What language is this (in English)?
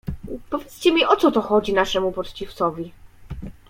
Polish